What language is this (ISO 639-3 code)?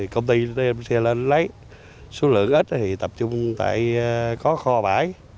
vie